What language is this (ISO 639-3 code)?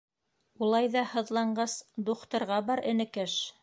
bak